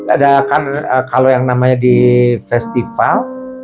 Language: Indonesian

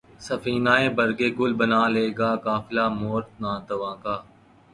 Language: Urdu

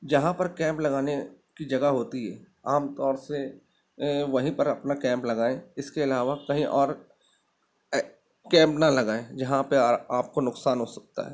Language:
Urdu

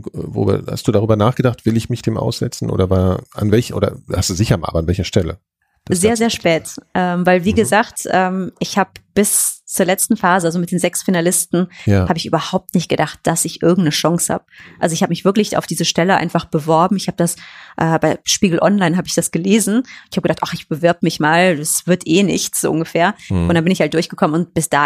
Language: German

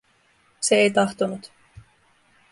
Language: Finnish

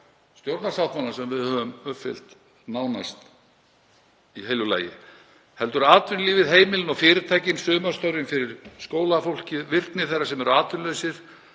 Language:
Icelandic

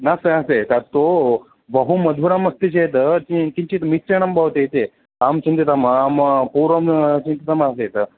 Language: Sanskrit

